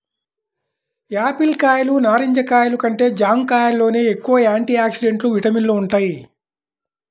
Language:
Telugu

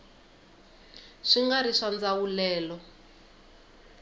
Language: Tsonga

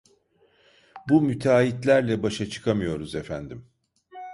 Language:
Turkish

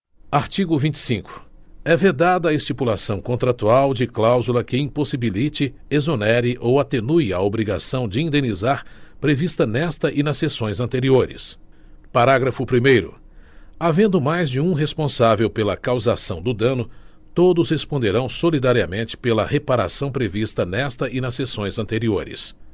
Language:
Portuguese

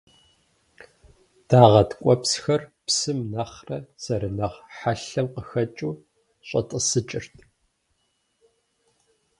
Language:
Kabardian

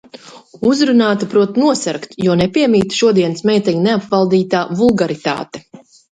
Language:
Latvian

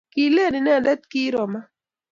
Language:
Kalenjin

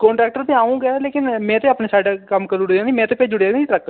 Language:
Dogri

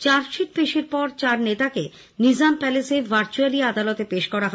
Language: Bangla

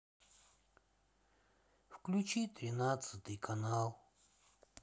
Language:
Russian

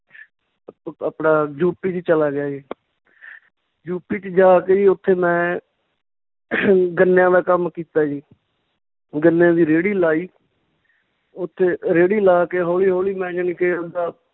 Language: Punjabi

